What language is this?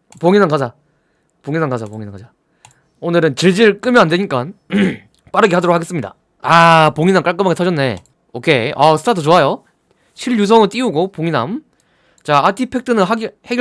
Korean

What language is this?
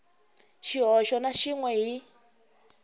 Tsonga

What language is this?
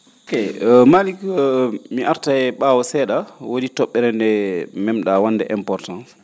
Fula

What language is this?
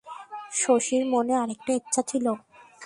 Bangla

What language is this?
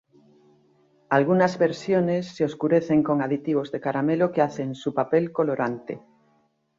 Spanish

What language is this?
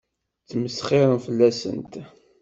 Kabyle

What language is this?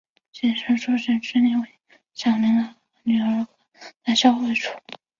Chinese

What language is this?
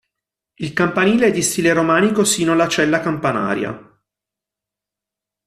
Italian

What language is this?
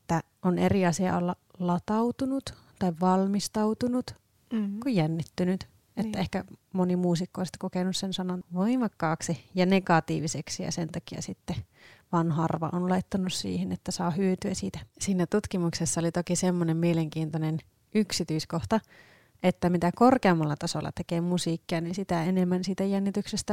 Finnish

